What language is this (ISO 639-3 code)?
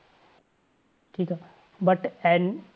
pan